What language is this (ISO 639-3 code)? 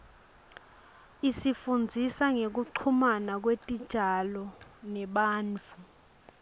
ssw